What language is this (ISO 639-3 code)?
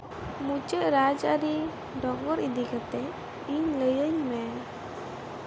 sat